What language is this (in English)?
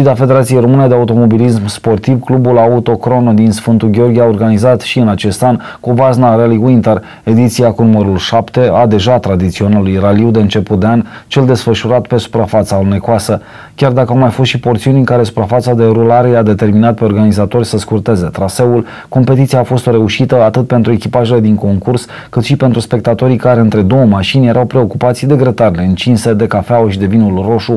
Romanian